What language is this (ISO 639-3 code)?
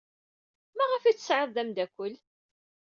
kab